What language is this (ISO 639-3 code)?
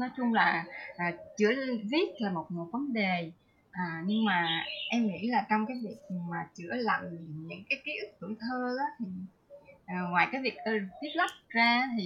vie